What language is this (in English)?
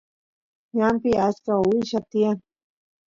Santiago del Estero Quichua